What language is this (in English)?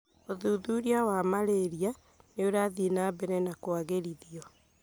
Kikuyu